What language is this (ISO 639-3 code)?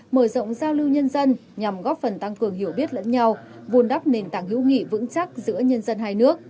vie